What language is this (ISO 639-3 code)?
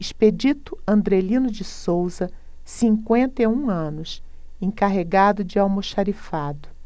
por